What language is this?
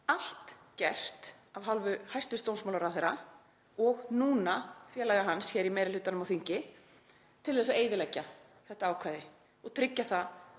Icelandic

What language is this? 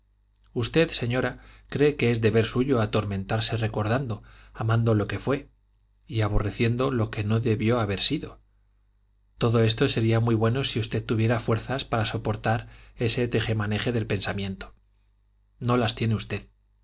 Spanish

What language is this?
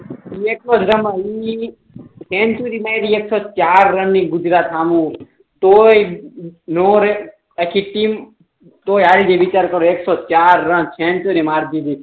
Gujarati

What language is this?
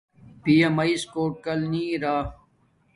Domaaki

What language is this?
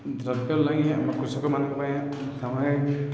Odia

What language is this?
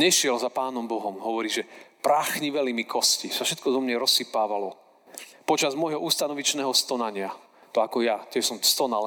Slovak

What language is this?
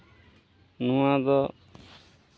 Santali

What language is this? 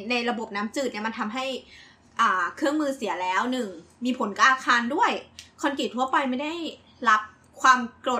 Thai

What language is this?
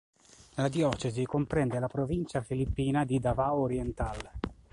Italian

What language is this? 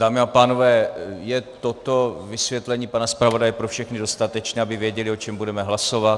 Czech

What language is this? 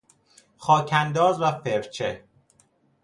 Persian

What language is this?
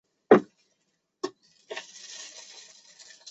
Chinese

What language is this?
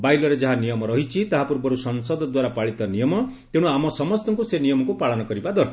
Odia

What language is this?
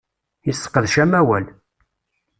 Kabyle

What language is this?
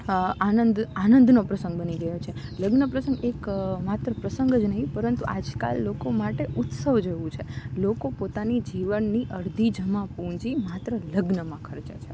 Gujarati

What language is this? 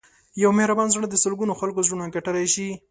Pashto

